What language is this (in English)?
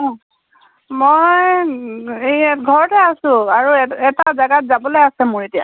Assamese